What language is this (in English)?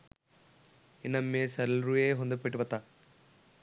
Sinhala